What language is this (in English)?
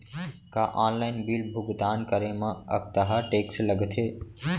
Chhattisgarhi